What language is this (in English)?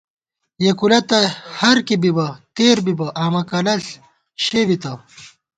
Gawar-Bati